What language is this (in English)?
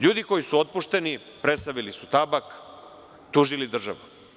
Serbian